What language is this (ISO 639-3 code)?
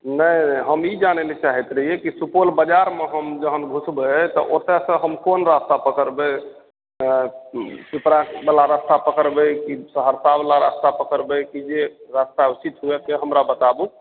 mai